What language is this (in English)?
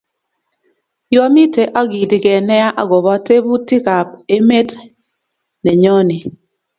Kalenjin